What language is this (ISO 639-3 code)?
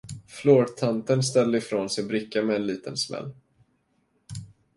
swe